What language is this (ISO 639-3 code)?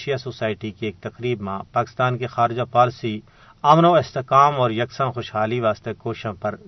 urd